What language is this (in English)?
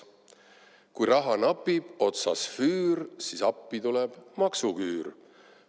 Estonian